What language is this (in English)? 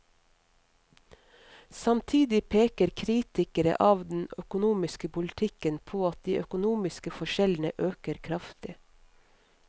Norwegian